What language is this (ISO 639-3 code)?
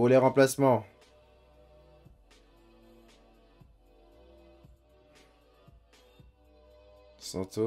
fra